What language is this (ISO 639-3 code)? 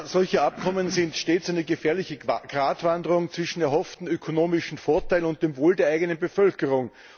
deu